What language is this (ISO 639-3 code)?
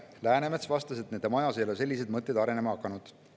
est